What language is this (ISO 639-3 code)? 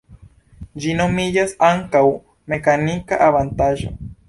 epo